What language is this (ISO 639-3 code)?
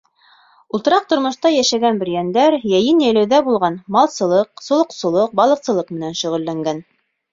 bak